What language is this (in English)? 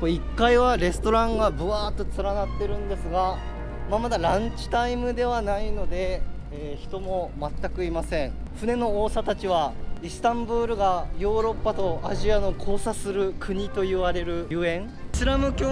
Japanese